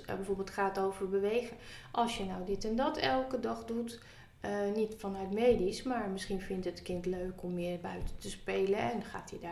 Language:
Dutch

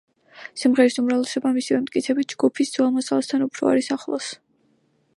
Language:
Georgian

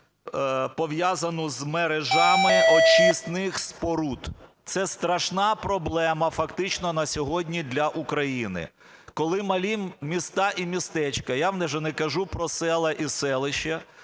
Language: Ukrainian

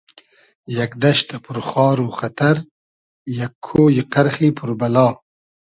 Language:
Hazaragi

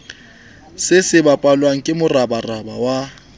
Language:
Southern Sotho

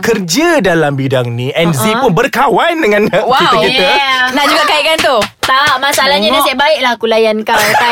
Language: Malay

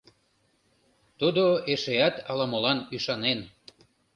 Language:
Mari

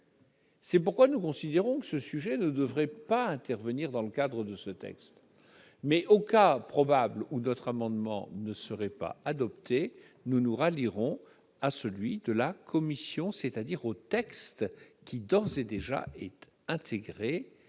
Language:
French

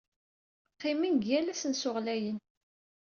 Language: Kabyle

